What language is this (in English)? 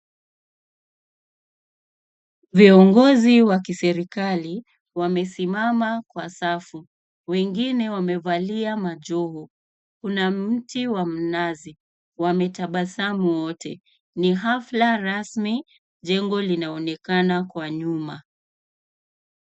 Swahili